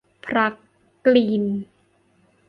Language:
Thai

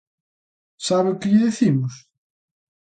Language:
Galician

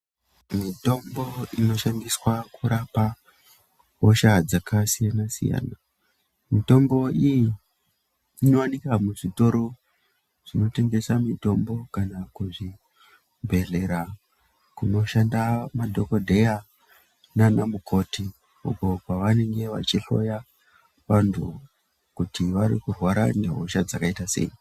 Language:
Ndau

